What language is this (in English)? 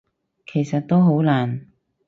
Cantonese